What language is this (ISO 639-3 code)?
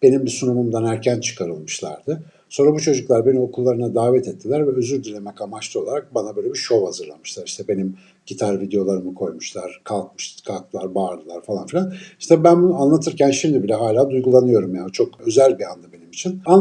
tur